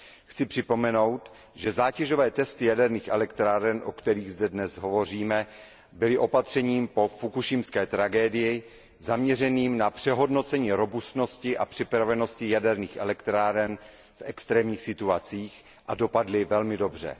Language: Czech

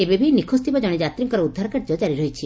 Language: Odia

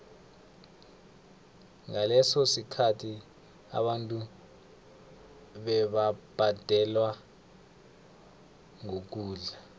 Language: South Ndebele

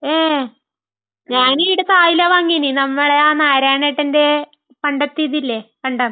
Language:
Malayalam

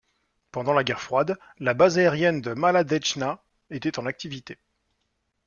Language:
French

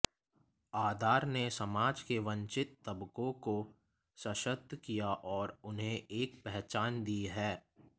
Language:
Hindi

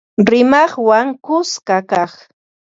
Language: Ambo-Pasco Quechua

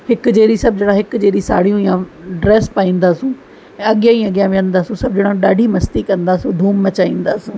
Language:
Sindhi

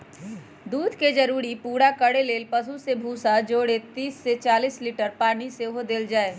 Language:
Magahi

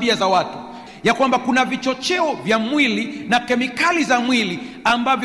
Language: Swahili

